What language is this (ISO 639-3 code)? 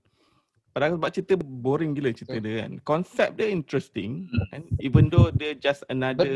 msa